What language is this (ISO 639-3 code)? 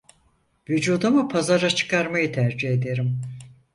tur